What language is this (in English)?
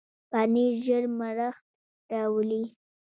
Pashto